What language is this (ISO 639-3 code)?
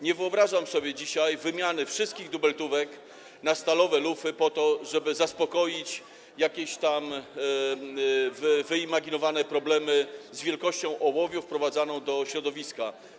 pol